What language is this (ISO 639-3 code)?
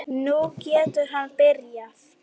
isl